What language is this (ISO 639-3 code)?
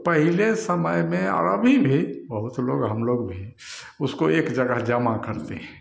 hin